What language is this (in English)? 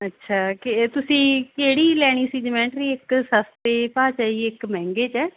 Punjabi